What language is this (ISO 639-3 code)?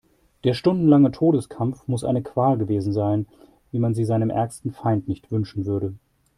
deu